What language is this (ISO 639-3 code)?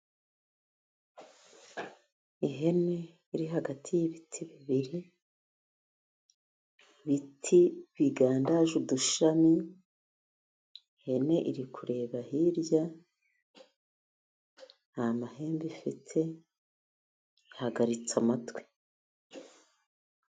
kin